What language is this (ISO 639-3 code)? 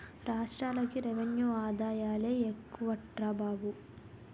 tel